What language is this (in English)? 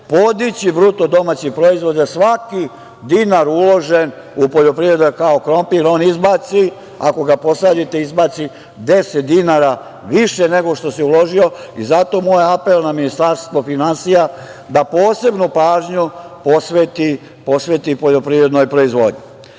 Serbian